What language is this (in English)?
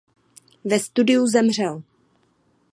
Czech